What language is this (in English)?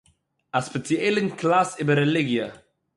Yiddish